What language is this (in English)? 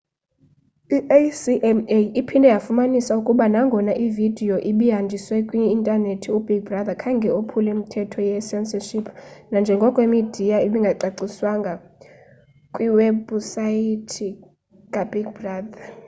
Xhosa